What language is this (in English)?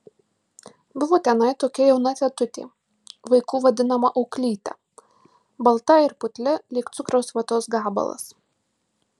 Lithuanian